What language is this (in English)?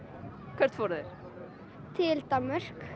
Icelandic